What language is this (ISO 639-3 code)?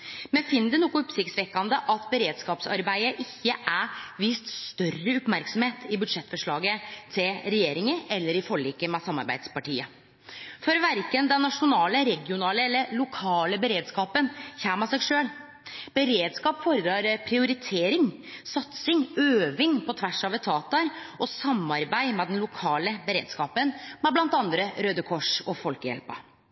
nno